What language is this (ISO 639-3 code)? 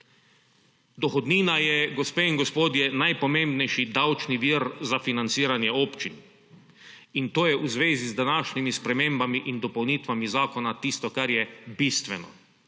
slv